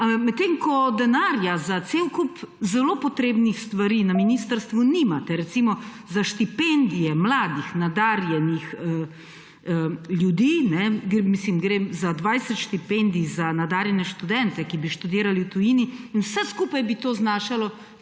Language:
Slovenian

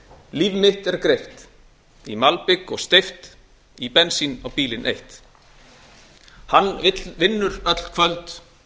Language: Icelandic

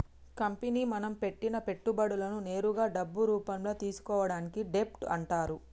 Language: Telugu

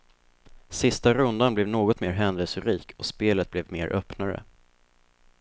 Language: Swedish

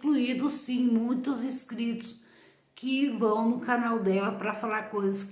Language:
Portuguese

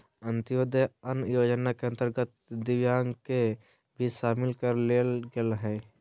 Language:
Magahi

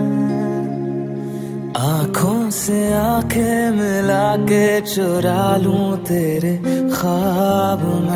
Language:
Romanian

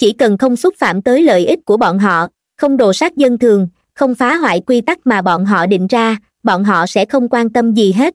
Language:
Vietnamese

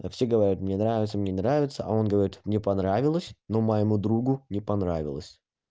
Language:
Russian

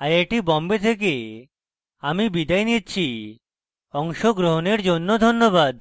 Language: Bangla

